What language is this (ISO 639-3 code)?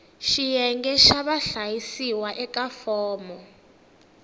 tso